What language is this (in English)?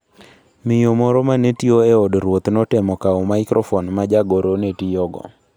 Luo (Kenya and Tanzania)